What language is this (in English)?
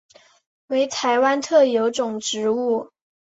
Chinese